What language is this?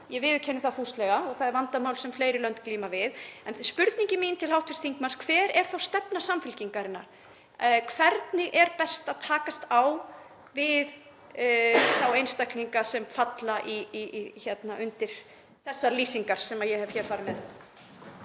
Icelandic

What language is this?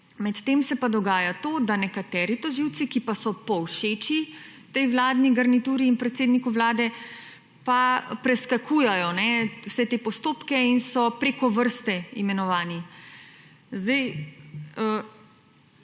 Slovenian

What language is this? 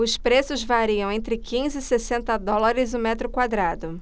Portuguese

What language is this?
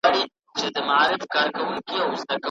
Pashto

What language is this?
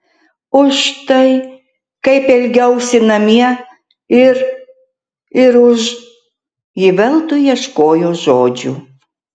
Lithuanian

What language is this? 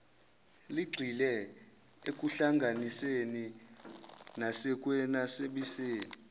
Zulu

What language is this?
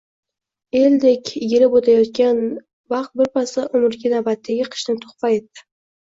Uzbek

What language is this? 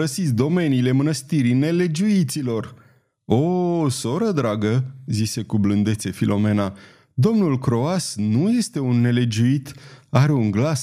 Romanian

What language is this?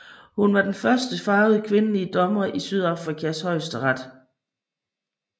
Danish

